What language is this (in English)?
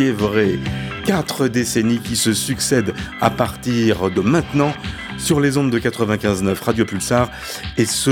French